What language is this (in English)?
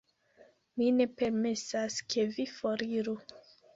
Esperanto